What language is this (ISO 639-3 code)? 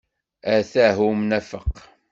kab